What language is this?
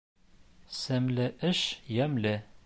Bashkir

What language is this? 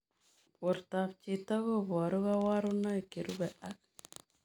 Kalenjin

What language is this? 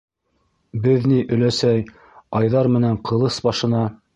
Bashkir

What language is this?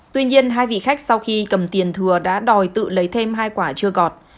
Vietnamese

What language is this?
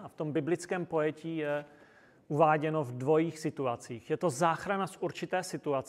Czech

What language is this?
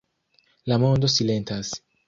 Esperanto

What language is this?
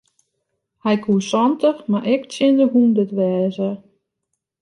Western Frisian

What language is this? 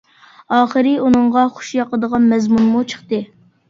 Uyghur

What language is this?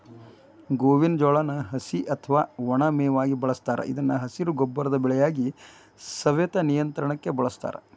Kannada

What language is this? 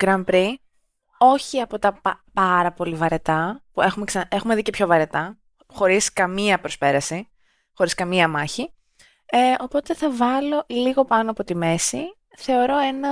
Greek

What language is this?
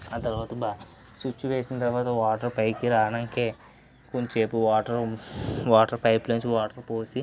Telugu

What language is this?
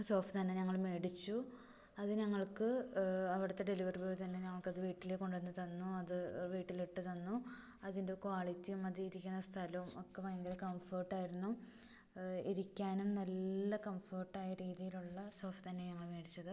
Malayalam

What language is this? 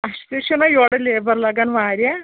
Kashmiri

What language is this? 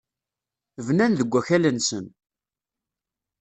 Kabyle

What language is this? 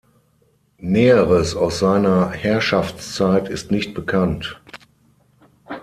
German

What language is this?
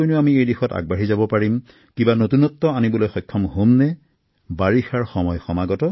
Assamese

